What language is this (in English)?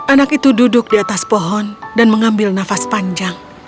Indonesian